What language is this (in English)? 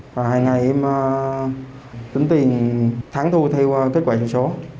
Vietnamese